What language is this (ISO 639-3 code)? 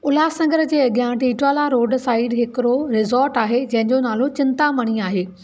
snd